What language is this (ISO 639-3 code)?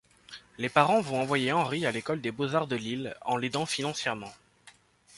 fra